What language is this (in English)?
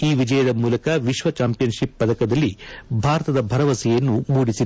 Kannada